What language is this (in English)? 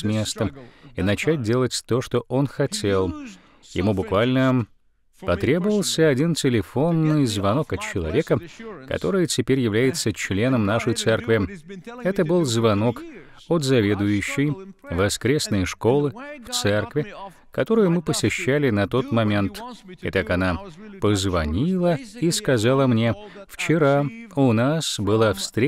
Russian